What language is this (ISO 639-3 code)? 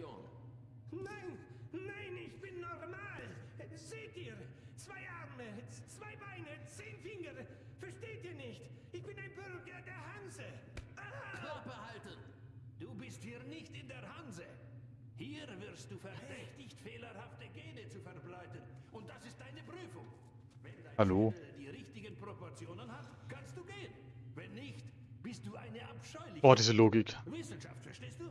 deu